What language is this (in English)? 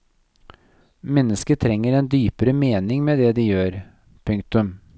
Norwegian